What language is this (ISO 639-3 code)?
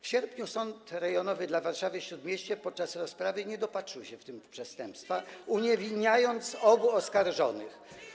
pol